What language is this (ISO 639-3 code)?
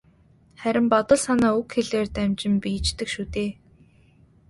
mon